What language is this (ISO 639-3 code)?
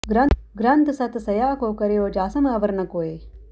pan